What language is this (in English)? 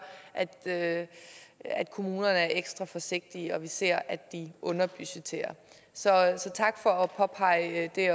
Danish